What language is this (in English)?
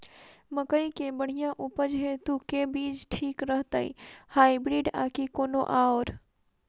Maithili